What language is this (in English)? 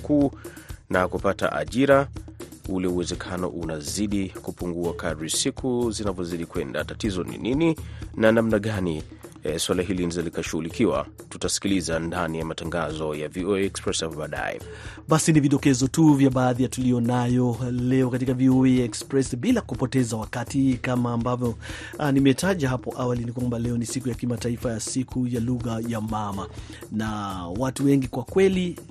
Swahili